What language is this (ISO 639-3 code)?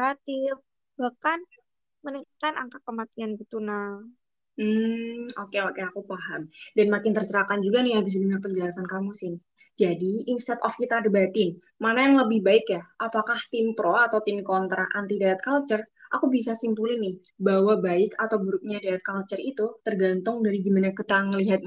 ind